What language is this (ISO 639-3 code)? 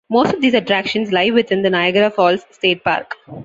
eng